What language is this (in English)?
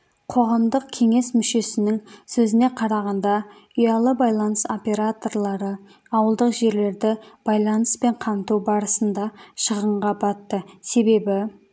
Kazakh